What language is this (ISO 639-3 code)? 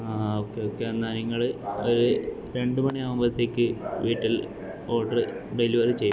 mal